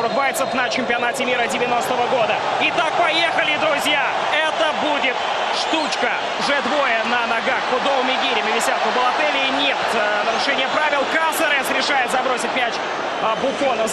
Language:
Russian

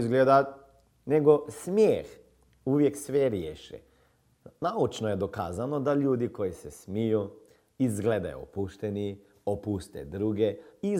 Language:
Croatian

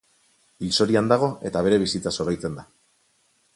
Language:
Basque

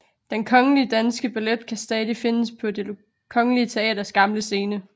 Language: Danish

